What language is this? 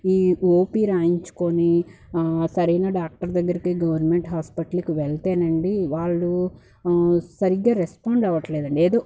Telugu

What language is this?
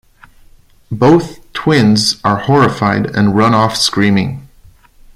English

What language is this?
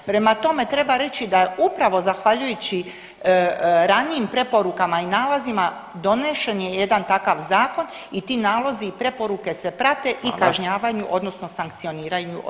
Croatian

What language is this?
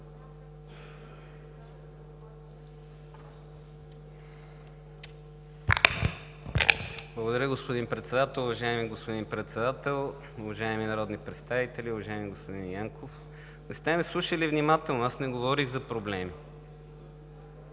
Bulgarian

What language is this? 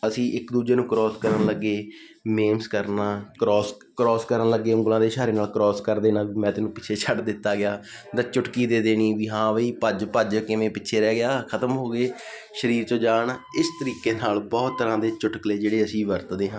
Punjabi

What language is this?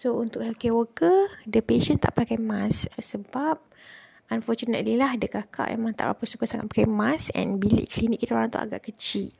Malay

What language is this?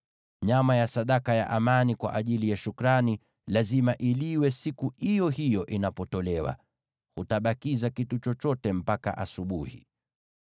Swahili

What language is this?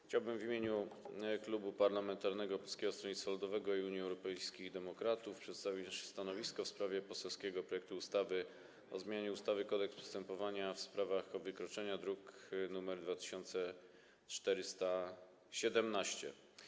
Polish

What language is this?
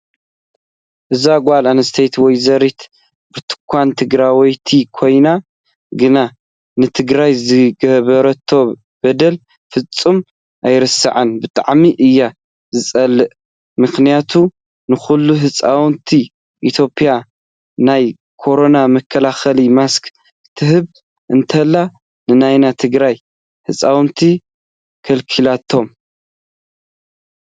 Tigrinya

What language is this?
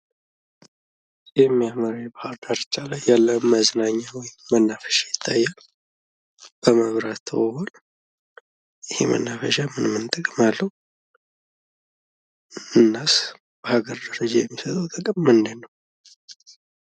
Amharic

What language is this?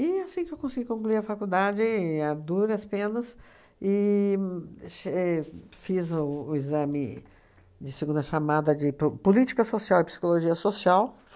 Portuguese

